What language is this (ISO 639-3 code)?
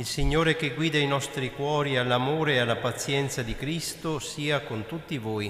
ita